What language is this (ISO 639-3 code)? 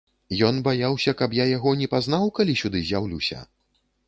bel